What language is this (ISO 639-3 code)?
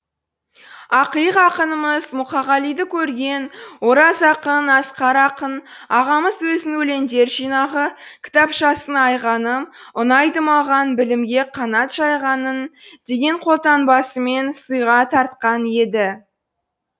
kaz